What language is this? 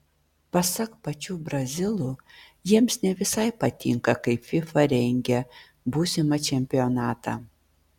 Lithuanian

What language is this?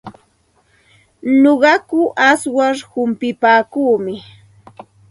Santa Ana de Tusi Pasco Quechua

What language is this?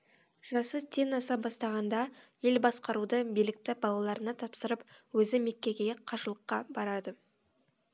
Kazakh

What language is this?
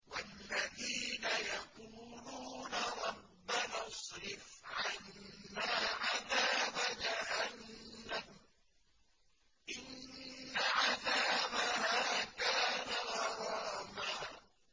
Arabic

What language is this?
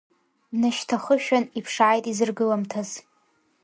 Abkhazian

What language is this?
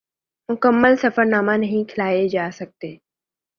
Urdu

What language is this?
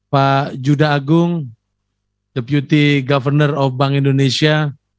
Indonesian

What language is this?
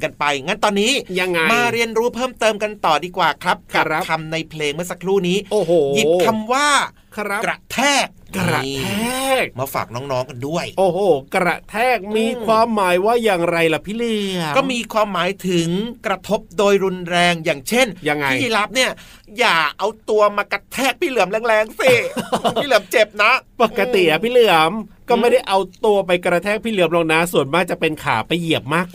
Thai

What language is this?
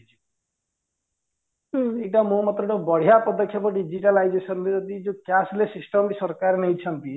Odia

